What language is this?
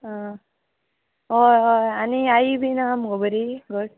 Konkani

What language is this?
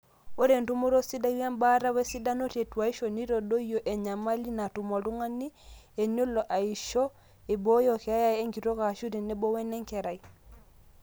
Masai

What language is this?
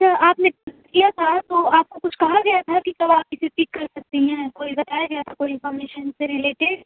Urdu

